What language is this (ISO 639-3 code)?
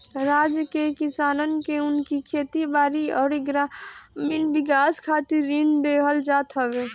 bho